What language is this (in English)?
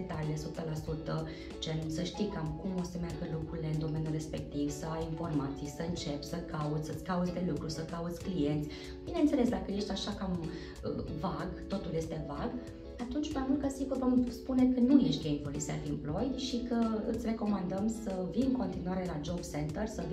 Romanian